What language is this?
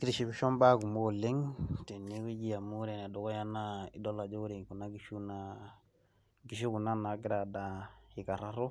Masai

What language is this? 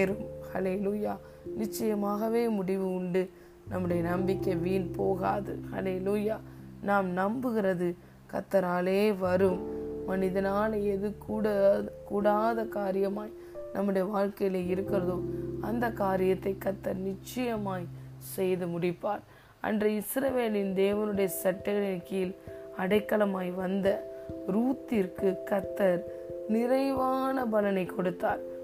Tamil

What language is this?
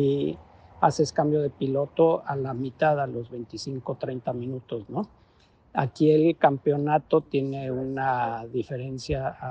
Spanish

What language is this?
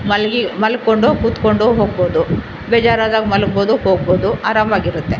Kannada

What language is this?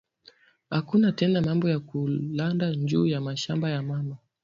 Swahili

